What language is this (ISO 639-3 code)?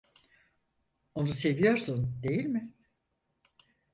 tur